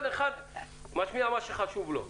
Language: Hebrew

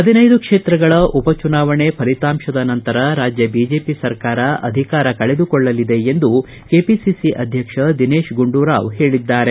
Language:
Kannada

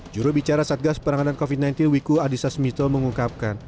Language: Indonesian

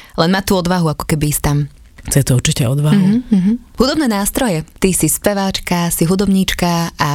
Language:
Slovak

